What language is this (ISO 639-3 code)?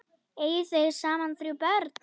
isl